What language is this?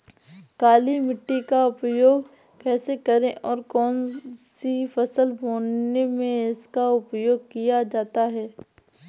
Hindi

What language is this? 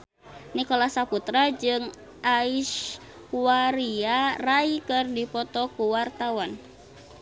Sundanese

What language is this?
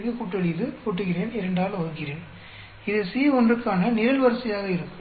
Tamil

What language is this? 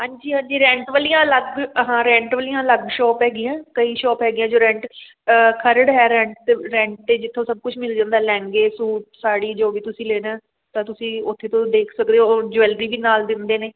Punjabi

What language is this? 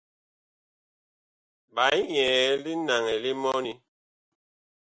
Bakoko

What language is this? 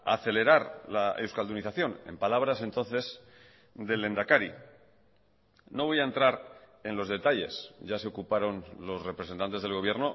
Spanish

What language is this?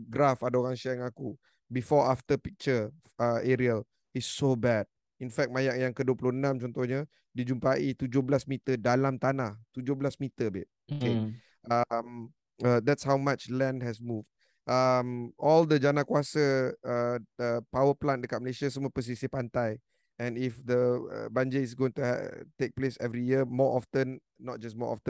Malay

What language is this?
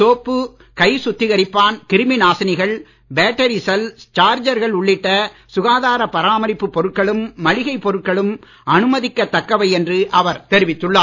Tamil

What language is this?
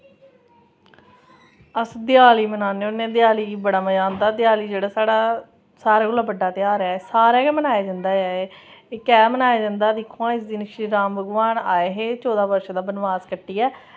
Dogri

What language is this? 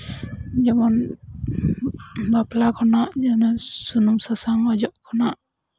Santali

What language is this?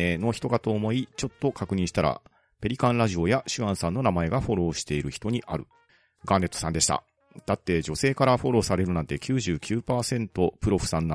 Japanese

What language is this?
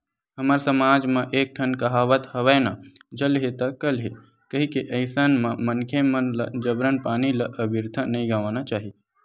Chhattisgarhi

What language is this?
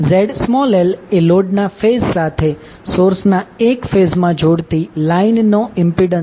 Gujarati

